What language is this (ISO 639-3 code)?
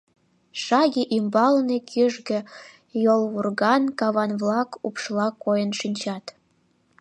chm